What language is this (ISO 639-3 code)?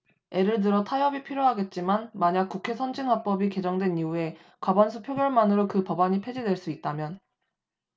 kor